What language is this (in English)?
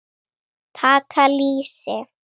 Icelandic